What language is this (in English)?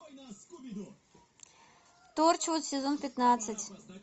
Russian